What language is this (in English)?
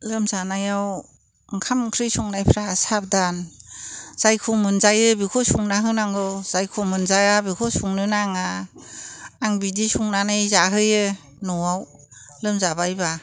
Bodo